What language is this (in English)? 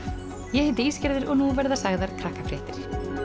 Icelandic